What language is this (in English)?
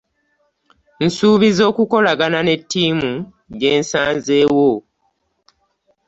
Ganda